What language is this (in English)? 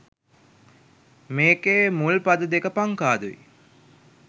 Sinhala